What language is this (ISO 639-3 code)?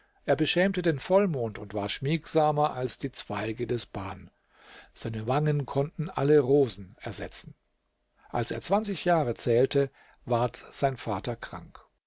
deu